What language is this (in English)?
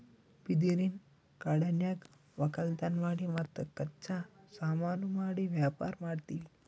Kannada